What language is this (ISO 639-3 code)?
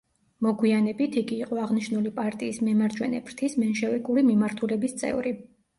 kat